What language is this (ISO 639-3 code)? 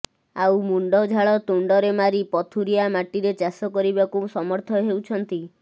ori